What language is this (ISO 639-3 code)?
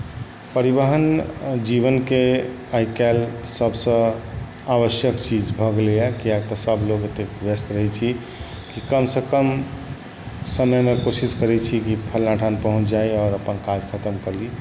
mai